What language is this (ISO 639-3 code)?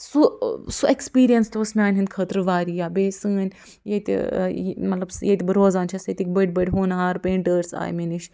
kas